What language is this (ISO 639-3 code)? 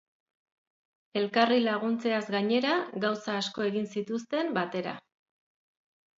eus